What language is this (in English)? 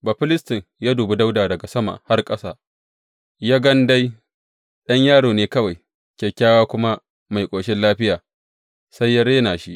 Hausa